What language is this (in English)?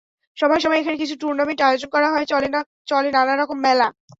Bangla